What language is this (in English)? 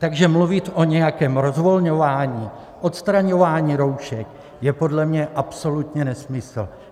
Czech